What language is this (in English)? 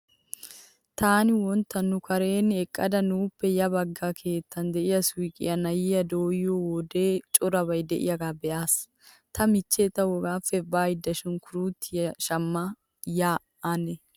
Wolaytta